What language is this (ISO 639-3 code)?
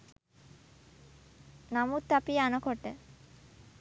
sin